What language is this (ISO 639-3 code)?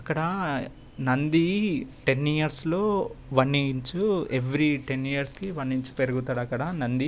tel